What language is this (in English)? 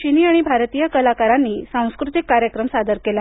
Marathi